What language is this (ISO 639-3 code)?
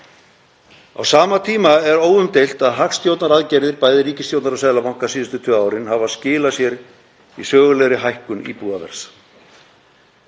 isl